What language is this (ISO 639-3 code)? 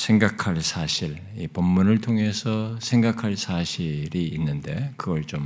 kor